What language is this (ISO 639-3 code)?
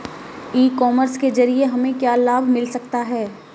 hin